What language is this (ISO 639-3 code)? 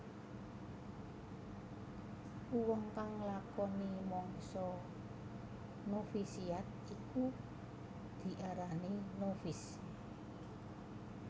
jav